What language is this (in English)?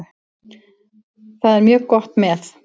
Icelandic